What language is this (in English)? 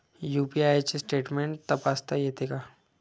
Marathi